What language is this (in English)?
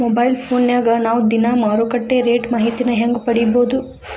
Kannada